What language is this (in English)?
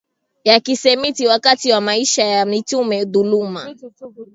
Swahili